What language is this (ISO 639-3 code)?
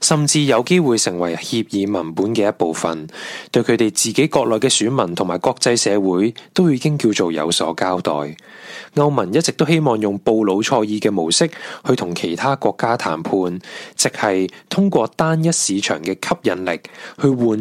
zho